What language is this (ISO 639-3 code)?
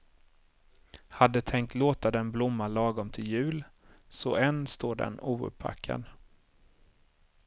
swe